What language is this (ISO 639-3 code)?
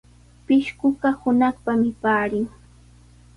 qws